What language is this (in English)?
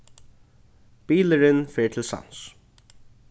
Faroese